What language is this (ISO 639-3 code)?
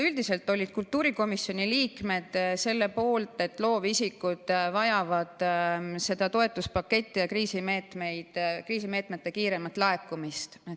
est